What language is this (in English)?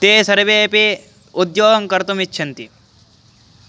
Sanskrit